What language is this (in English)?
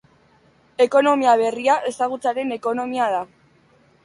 Basque